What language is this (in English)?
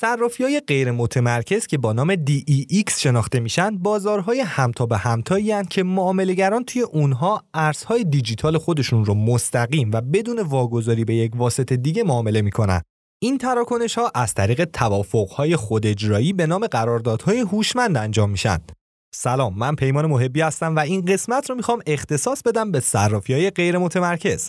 Persian